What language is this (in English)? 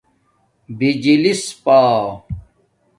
Domaaki